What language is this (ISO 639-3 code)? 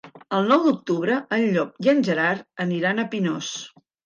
cat